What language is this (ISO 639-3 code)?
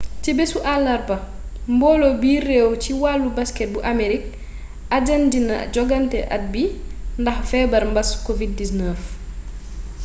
wol